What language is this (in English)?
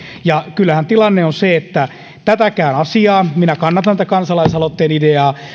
Finnish